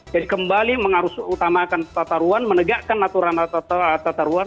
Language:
Indonesian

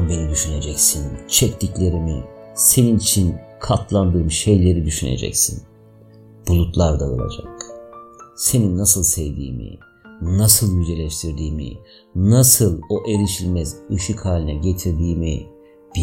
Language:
Turkish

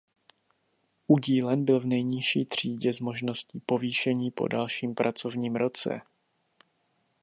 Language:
Czech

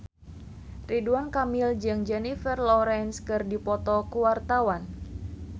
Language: Sundanese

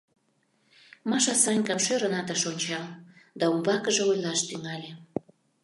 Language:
Mari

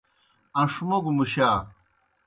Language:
Kohistani Shina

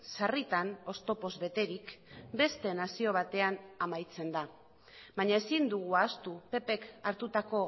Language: Basque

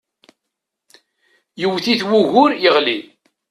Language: Kabyle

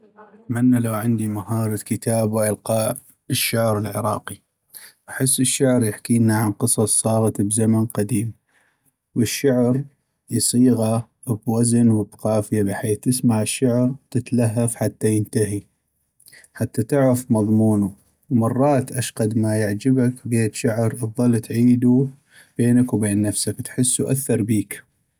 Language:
North Mesopotamian Arabic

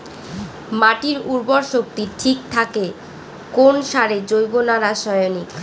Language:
Bangla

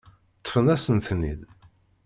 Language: Kabyle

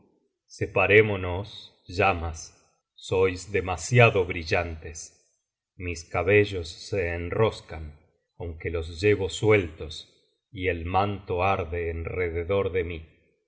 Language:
Spanish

